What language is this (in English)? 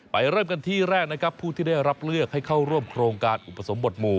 Thai